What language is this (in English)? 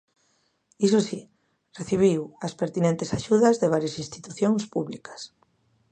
Galician